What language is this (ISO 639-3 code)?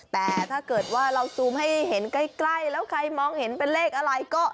tha